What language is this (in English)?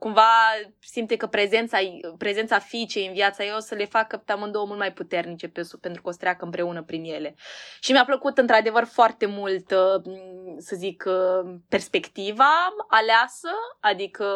Romanian